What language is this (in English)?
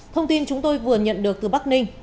Vietnamese